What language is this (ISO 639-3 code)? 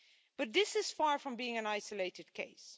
eng